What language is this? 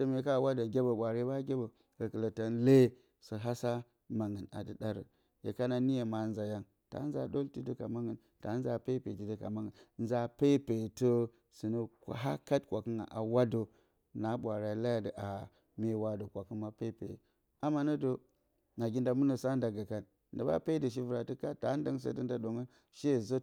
Bacama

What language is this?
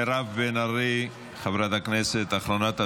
Hebrew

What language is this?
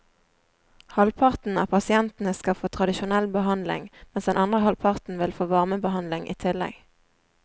Norwegian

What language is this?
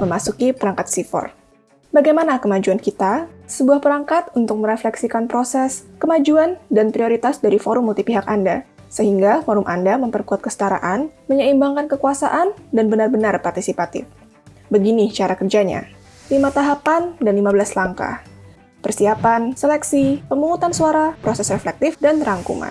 Indonesian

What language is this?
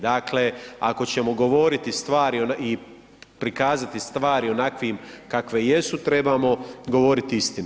Croatian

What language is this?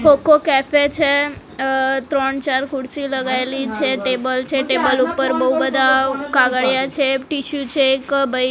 Gujarati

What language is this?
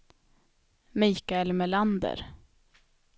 Swedish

